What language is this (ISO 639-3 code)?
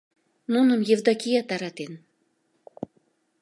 chm